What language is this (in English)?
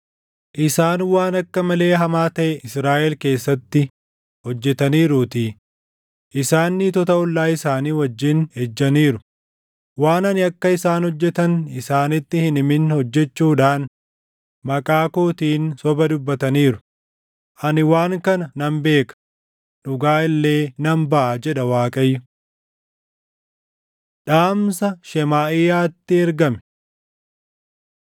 Oromo